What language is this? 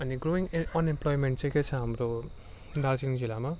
Nepali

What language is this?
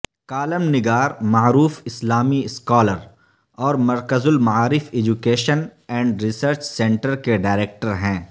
Urdu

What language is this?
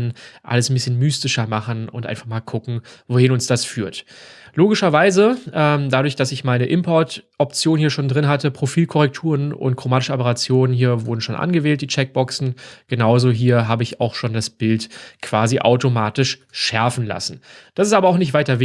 German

